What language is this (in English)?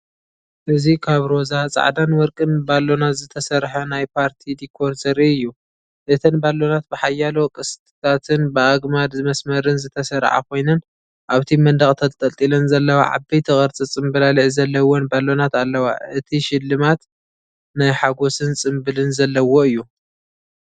Tigrinya